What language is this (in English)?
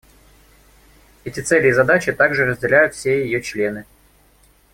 Russian